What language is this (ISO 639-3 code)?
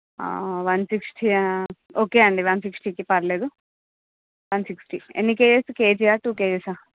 tel